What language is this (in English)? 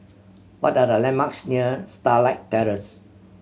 English